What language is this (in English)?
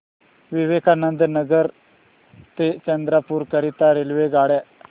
Marathi